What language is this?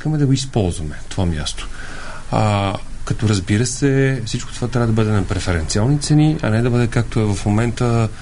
Bulgarian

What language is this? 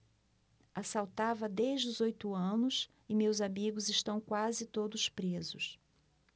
Portuguese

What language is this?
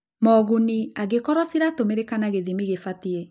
Kikuyu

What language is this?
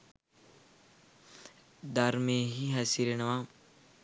Sinhala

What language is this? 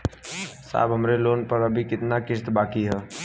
Bhojpuri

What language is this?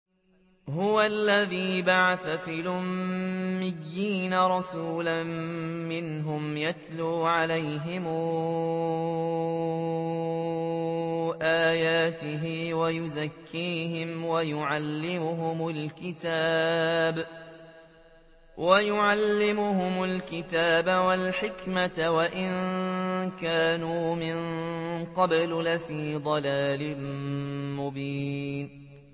Arabic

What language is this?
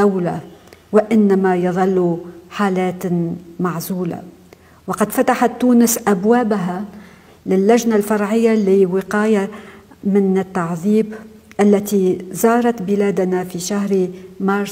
Arabic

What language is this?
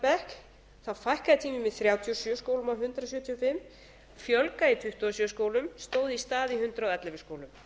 Icelandic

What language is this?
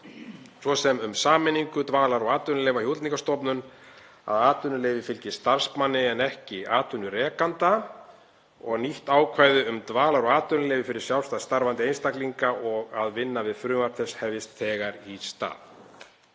Icelandic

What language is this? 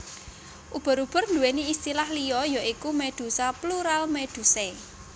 Javanese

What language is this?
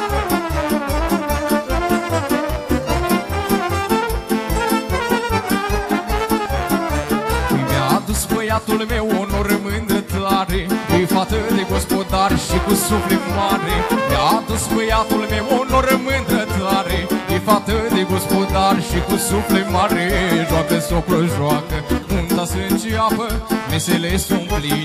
Romanian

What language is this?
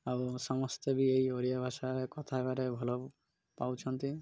Odia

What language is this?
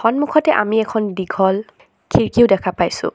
Assamese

